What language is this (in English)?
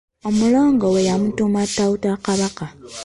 Ganda